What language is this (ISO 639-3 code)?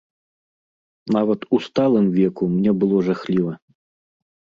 bel